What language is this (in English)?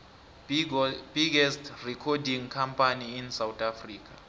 South Ndebele